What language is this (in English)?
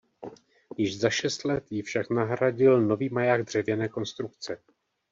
Czech